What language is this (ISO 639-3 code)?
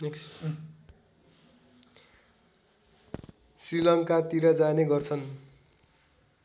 nep